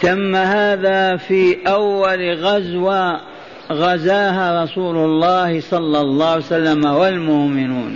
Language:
Arabic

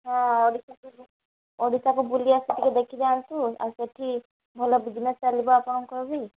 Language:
Odia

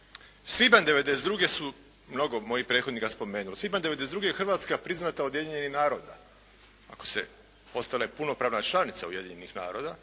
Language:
Croatian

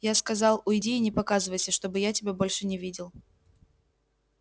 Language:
Russian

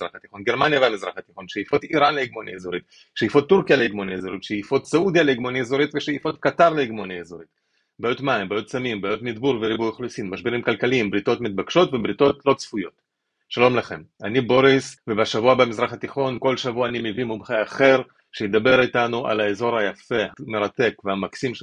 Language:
Hebrew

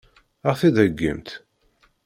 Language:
Kabyle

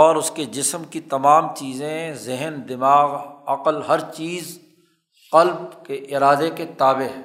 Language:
Urdu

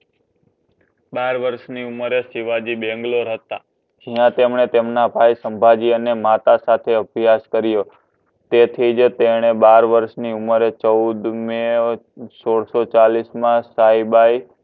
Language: Gujarati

